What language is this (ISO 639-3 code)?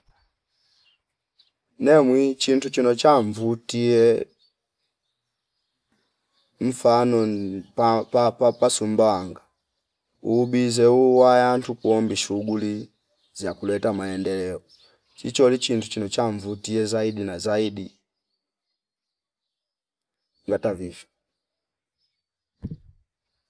fip